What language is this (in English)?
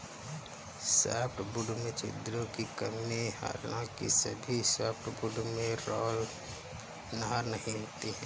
Hindi